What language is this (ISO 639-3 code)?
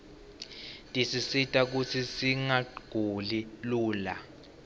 ssw